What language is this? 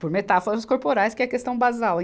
Portuguese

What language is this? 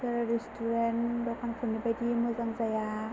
Bodo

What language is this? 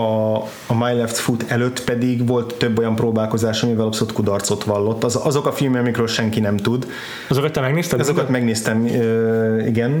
Hungarian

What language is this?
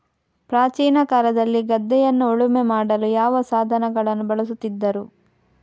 Kannada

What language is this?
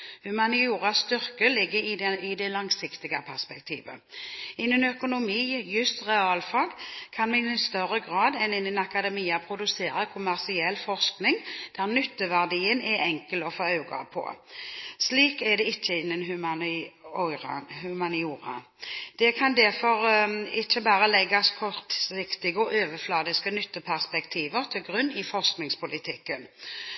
Norwegian Bokmål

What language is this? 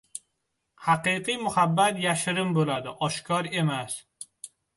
Uzbek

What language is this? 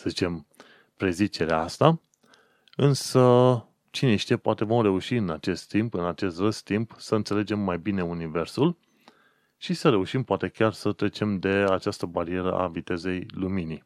Romanian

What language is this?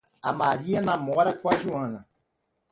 Portuguese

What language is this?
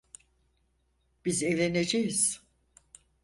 Turkish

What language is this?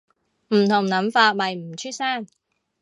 Cantonese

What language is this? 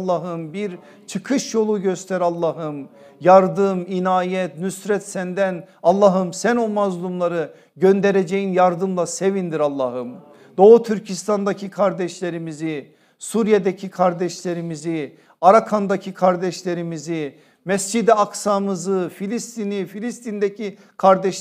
Turkish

